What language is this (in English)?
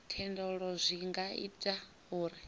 Venda